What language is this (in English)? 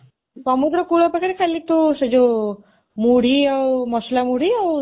Odia